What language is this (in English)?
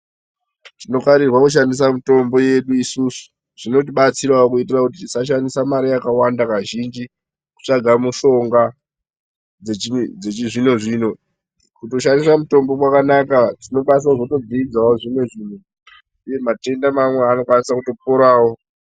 Ndau